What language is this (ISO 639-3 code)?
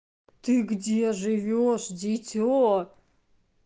rus